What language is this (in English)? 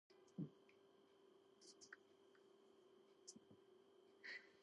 Georgian